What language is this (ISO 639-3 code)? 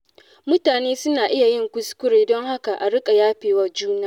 hau